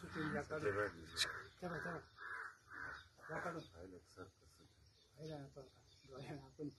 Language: Romanian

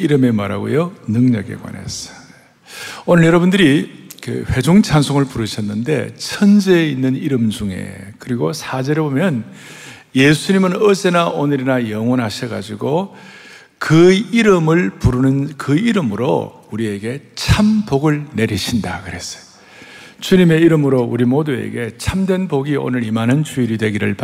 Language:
Korean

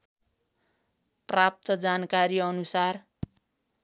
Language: Nepali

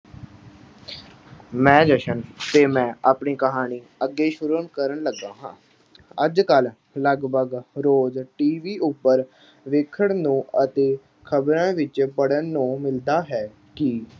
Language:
Punjabi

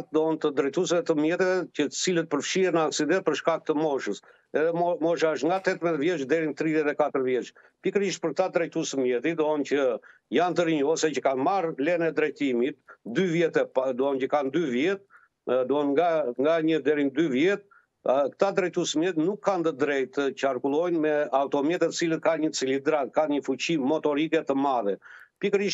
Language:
Romanian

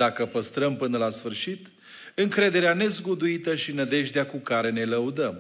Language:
Romanian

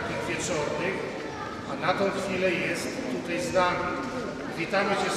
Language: Polish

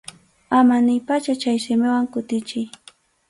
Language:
Arequipa-La Unión Quechua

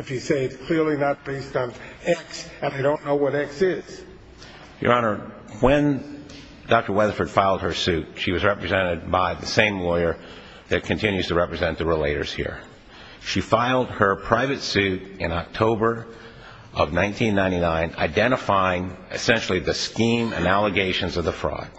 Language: English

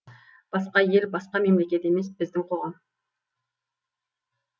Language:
Kazakh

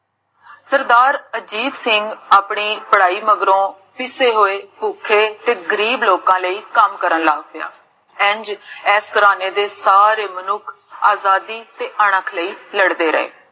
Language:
Punjabi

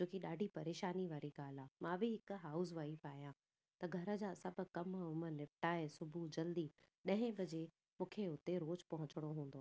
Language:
Sindhi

